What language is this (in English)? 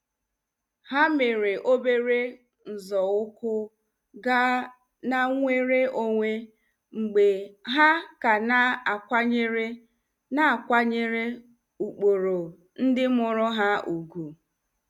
Igbo